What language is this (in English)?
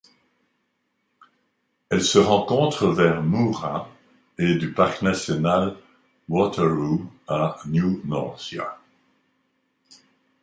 French